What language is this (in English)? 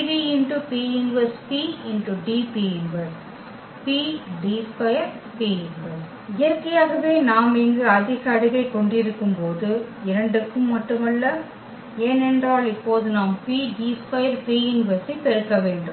Tamil